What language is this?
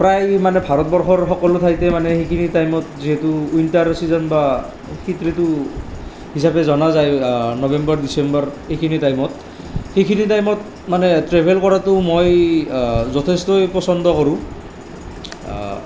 Assamese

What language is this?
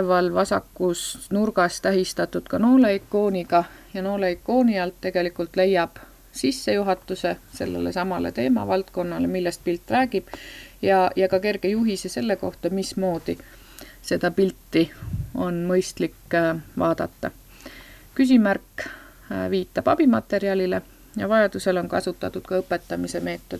Finnish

